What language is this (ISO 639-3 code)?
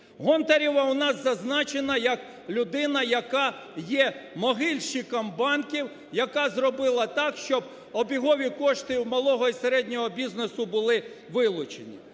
ukr